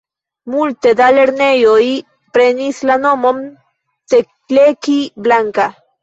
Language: Esperanto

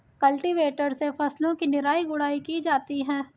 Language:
Hindi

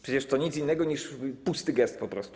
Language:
Polish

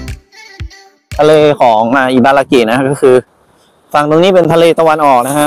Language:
Thai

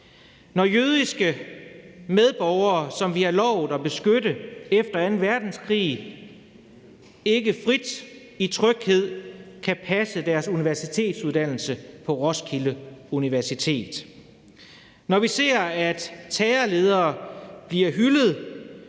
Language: Danish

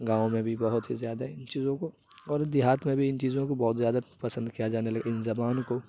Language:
Urdu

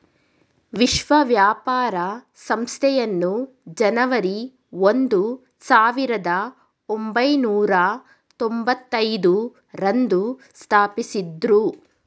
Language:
Kannada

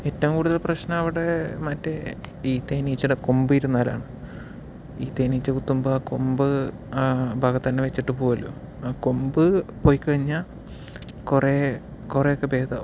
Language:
Malayalam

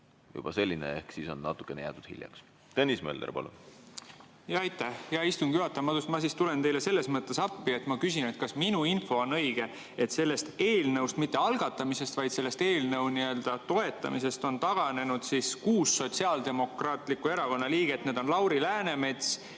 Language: Estonian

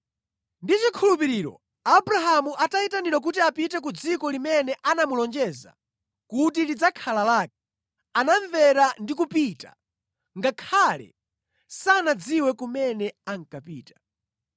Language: Nyanja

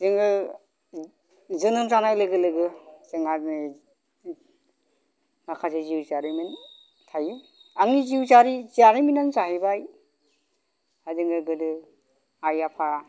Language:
Bodo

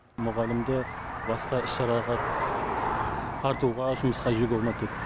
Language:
Kazakh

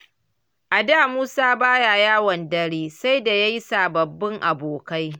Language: Hausa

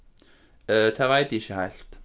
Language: Faroese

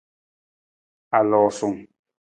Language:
Nawdm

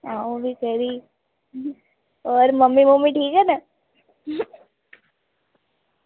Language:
Dogri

